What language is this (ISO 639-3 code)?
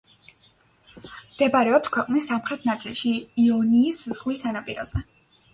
kat